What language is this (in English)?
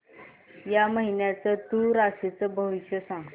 Marathi